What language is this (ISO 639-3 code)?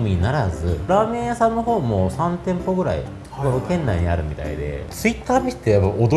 jpn